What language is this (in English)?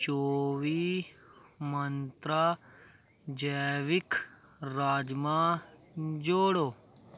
Dogri